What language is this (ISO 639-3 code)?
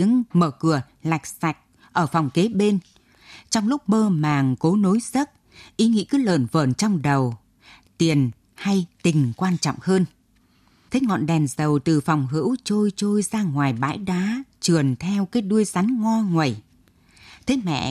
vie